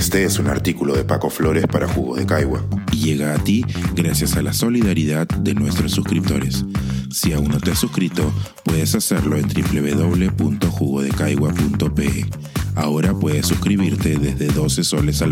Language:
Spanish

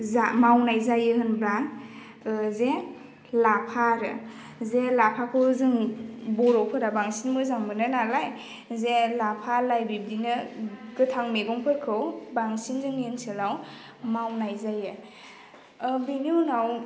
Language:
Bodo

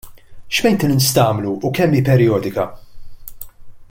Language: Maltese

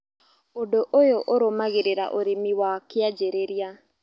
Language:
Kikuyu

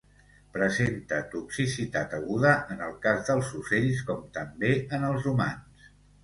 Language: Catalan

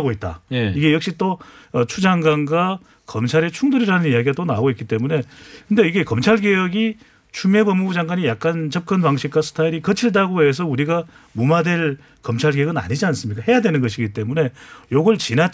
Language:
Korean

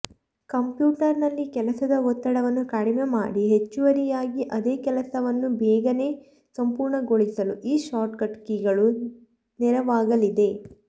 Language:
Kannada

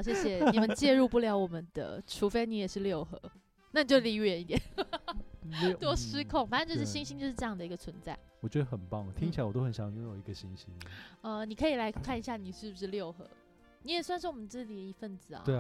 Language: Chinese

